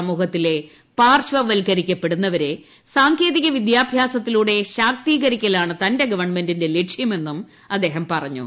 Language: Malayalam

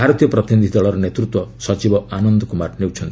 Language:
Odia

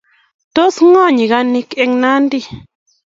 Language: Kalenjin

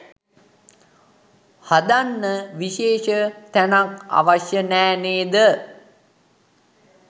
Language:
Sinhala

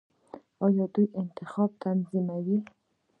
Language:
Pashto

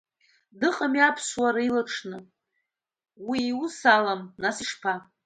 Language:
Abkhazian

